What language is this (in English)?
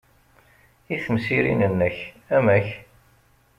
Kabyle